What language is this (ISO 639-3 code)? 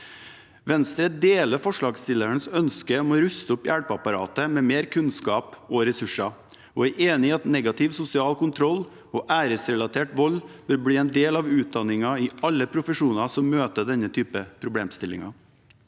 nor